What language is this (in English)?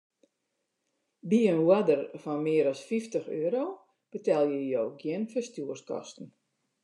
Western Frisian